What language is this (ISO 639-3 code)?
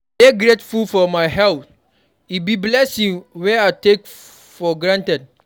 pcm